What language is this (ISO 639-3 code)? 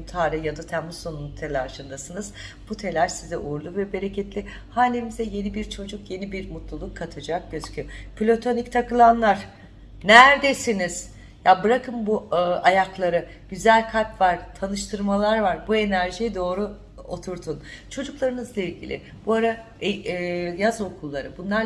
tur